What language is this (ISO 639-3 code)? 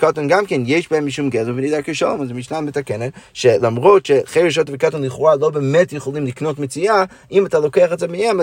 heb